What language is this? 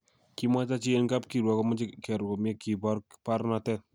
Kalenjin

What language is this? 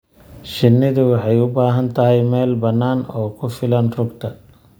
Somali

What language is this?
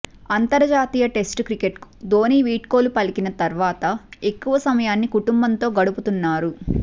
Telugu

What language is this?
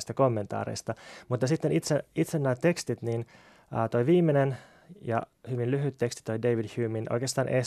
Finnish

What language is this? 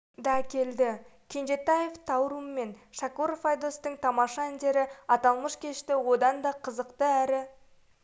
Kazakh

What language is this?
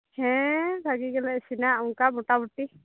Santali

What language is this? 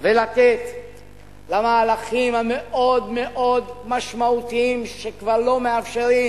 Hebrew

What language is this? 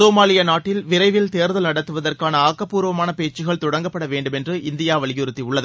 Tamil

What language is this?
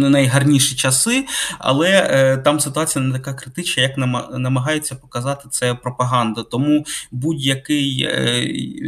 Ukrainian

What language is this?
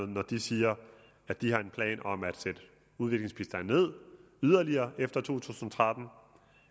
Danish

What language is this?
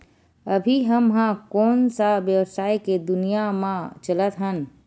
Chhattisgarhi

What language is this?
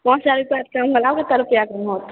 Maithili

